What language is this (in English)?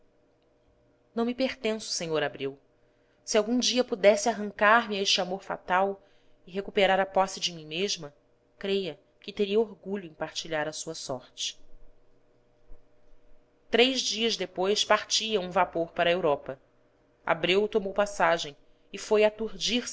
Portuguese